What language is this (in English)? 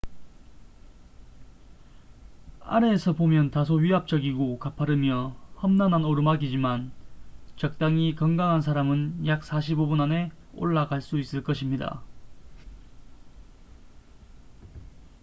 Korean